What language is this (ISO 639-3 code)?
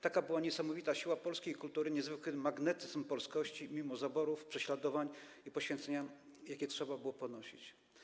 pol